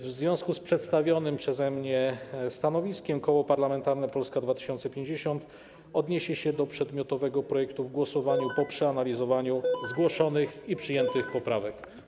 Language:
Polish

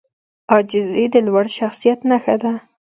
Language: Pashto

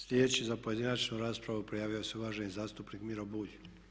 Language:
Croatian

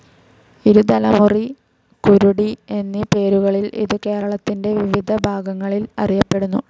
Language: Malayalam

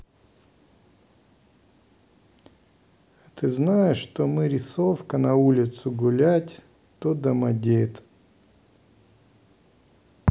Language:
Russian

